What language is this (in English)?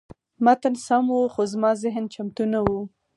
Pashto